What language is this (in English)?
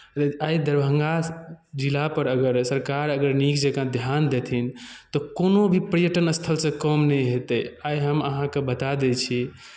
Maithili